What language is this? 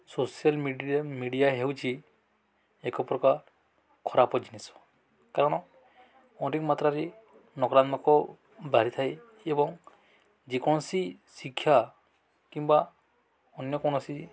Odia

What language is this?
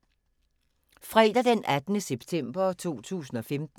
Danish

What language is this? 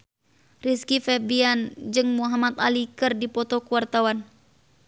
Sundanese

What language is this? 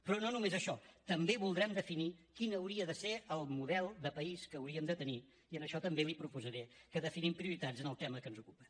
Catalan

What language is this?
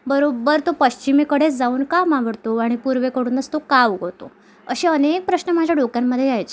Marathi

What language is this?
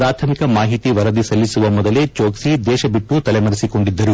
Kannada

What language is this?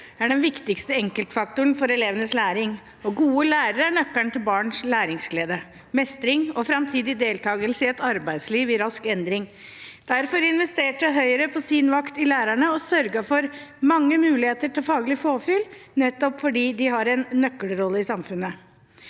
Norwegian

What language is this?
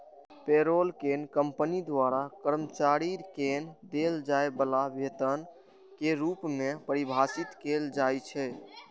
Maithili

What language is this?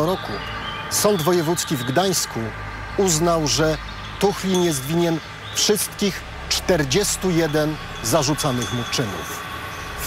Polish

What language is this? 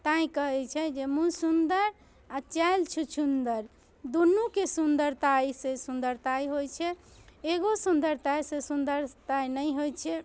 Maithili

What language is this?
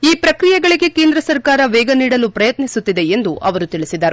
Kannada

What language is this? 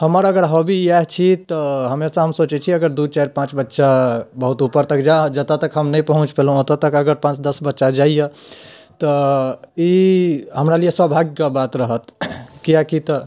Maithili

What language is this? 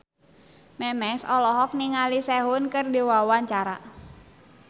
Sundanese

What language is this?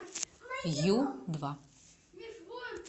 Russian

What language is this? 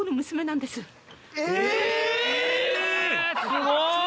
Japanese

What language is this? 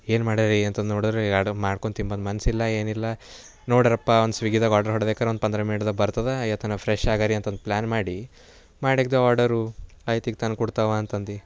Kannada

